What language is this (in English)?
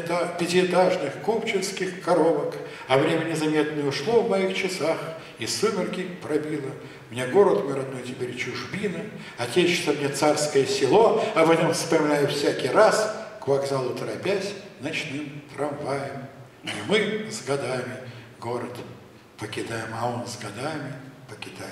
Russian